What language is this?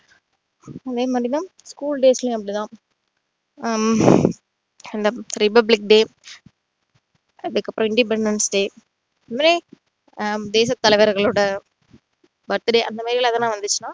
Tamil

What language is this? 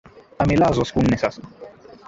Swahili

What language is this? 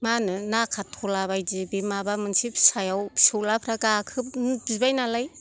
Bodo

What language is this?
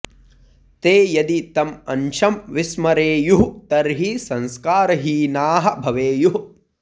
Sanskrit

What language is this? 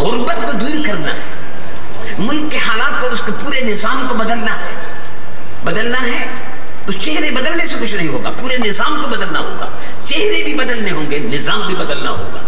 Hindi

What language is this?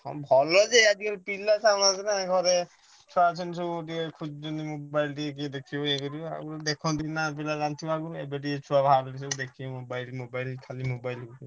Odia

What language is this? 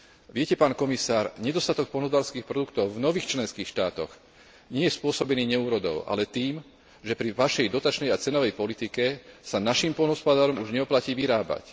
Slovak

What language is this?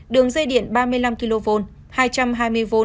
Vietnamese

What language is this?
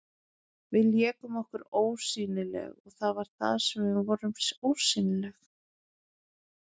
Icelandic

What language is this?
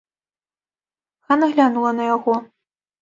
Belarusian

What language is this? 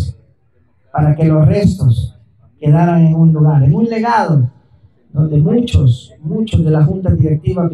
Spanish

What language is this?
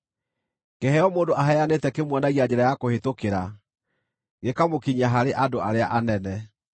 Kikuyu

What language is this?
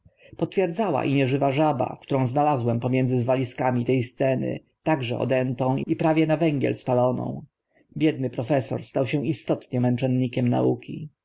Polish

